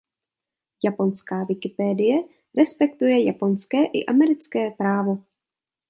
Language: Czech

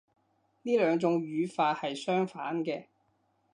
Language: Cantonese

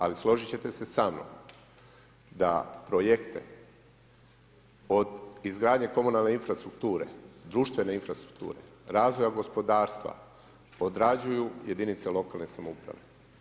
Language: Croatian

